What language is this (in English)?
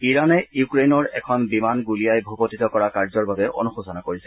Assamese